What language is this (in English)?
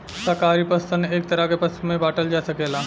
Bhojpuri